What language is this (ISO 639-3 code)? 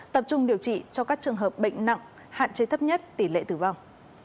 vie